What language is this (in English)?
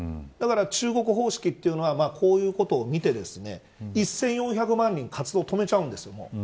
Japanese